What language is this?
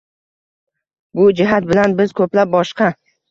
Uzbek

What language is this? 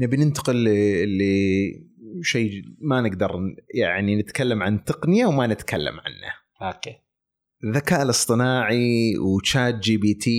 Arabic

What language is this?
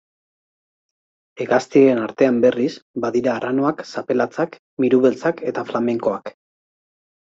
Basque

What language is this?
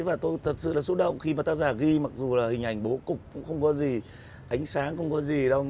Vietnamese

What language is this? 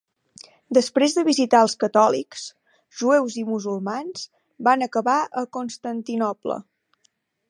Catalan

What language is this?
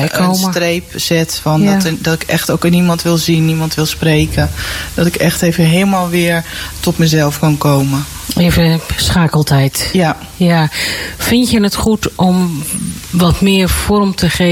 Dutch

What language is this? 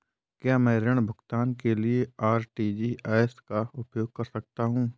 Hindi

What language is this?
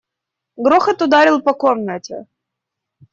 Russian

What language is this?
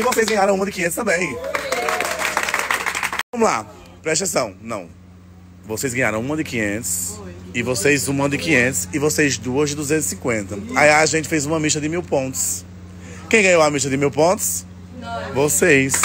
Portuguese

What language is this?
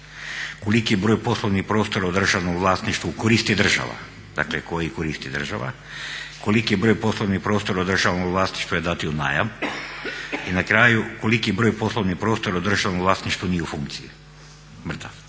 Croatian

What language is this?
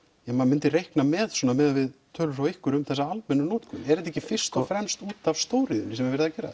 Icelandic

